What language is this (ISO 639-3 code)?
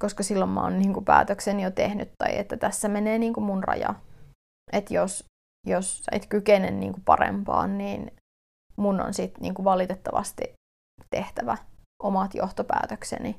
fin